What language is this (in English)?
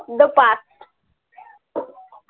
Marathi